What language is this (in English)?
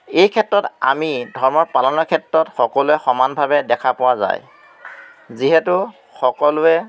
Assamese